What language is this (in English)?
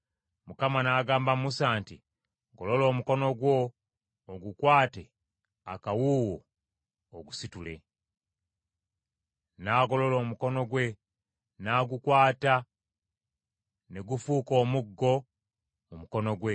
Ganda